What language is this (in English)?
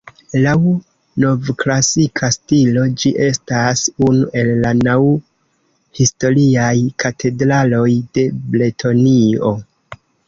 Esperanto